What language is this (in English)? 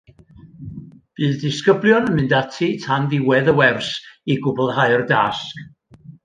Welsh